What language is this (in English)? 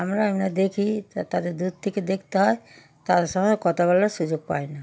Bangla